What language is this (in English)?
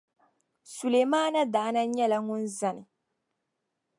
Dagbani